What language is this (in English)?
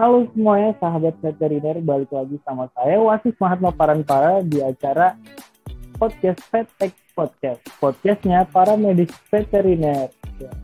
Indonesian